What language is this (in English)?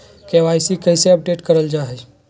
Magahi